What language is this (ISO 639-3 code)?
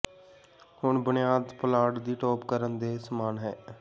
pan